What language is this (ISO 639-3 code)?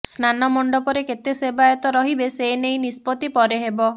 ori